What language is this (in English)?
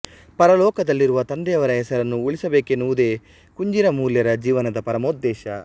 Kannada